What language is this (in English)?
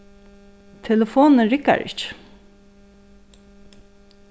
Faroese